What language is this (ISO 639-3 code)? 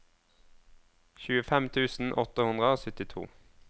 nor